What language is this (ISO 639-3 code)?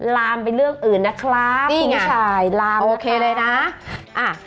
tha